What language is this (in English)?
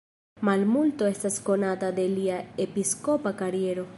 Esperanto